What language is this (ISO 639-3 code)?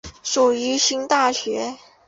zho